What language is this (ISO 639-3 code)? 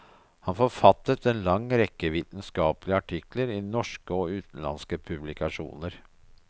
nor